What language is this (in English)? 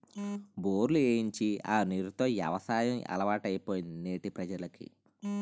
Telugu